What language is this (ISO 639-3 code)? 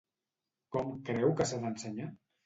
cat